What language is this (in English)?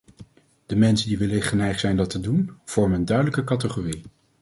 Dutch